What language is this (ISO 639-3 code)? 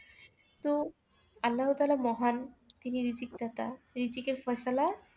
ben